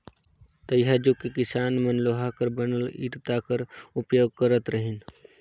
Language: Chhattisgarhi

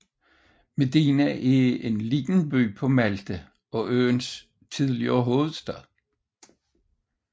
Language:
Danish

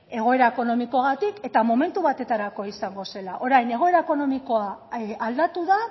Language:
Basque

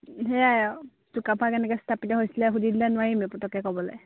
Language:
Assamese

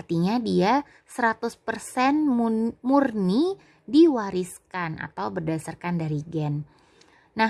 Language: Indonesian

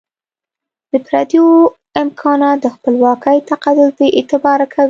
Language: Pashto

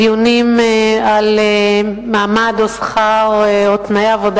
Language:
Hebrew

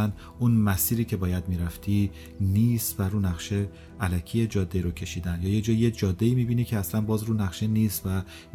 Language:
Persian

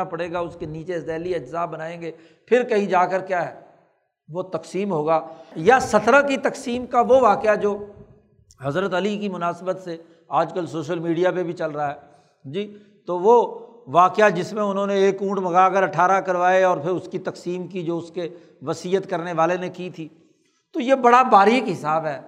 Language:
Urdu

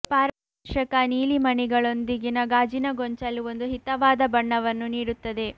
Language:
Kannada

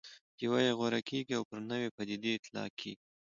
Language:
Pashto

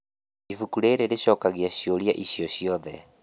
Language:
Kikuyu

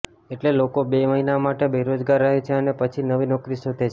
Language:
Gujarati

